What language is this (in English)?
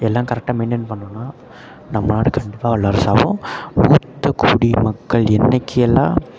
Tamil